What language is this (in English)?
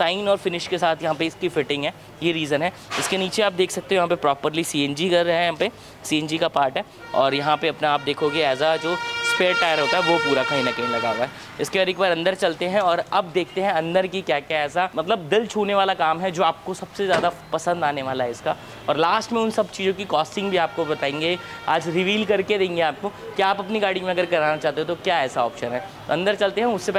Hindi